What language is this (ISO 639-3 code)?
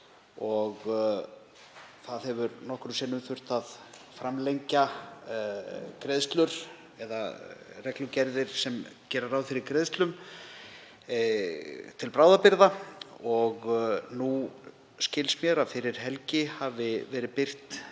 isl